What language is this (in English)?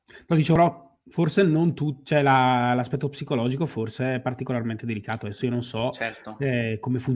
Italian